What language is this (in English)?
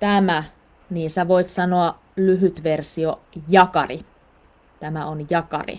Finnish